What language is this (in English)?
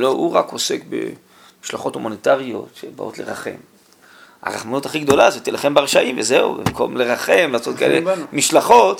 Hebrew